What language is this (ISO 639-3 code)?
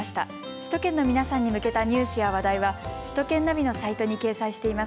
jpn